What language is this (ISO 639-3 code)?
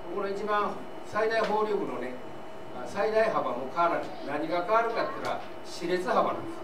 jpn